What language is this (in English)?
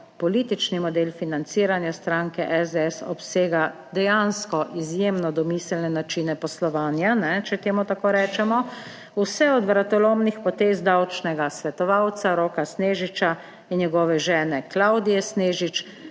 Slovenian